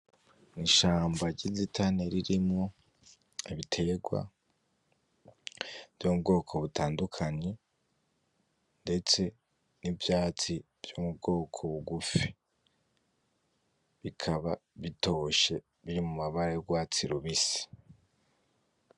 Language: Rundi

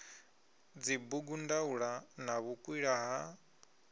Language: Venda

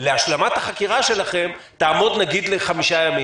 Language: Hebrew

